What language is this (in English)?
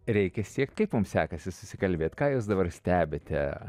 Lithuanian